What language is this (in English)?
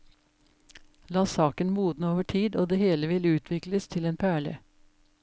Norwegian